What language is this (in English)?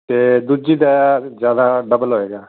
Punjabi